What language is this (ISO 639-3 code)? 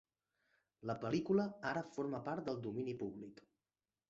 cat